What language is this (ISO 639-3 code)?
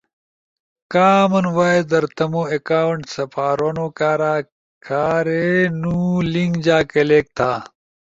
ush